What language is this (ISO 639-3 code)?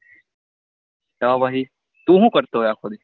guj